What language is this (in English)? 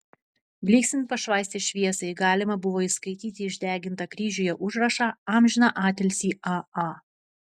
Lithuanian